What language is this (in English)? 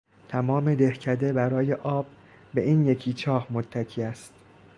Persian